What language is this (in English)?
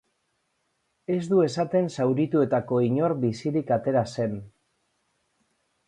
Basque